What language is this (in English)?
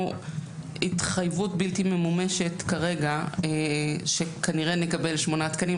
Hebrew